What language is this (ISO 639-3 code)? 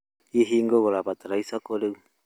kik